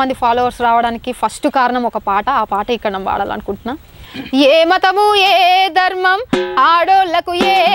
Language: Telugu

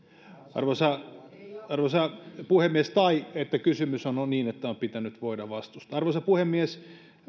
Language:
Finnish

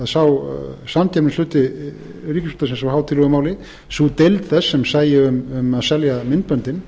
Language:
Icelandic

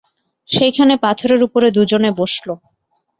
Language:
Bangla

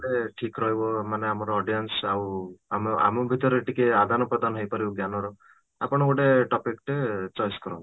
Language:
Odia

